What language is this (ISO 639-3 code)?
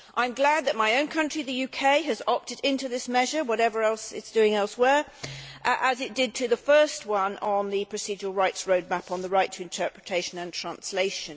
eng